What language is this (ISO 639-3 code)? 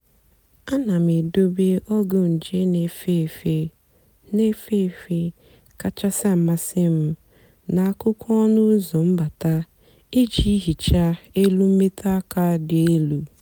ibo